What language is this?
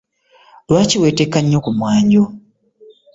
Ganda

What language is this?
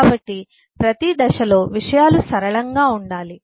Telugu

